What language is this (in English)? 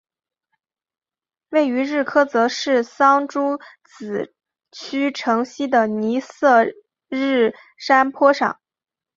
Chinese